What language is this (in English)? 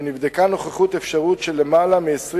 Hebrew